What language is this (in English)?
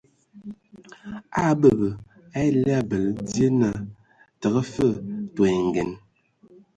Ewondo